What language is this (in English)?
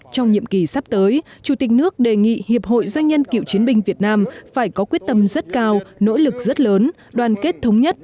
Vietnamese